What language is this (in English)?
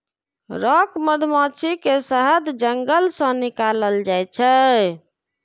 Maithili